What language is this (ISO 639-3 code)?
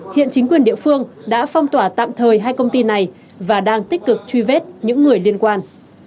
vie